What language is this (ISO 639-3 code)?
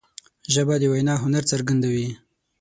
pus